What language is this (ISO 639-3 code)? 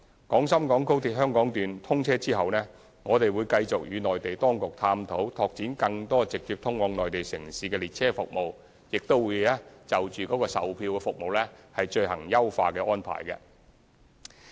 yue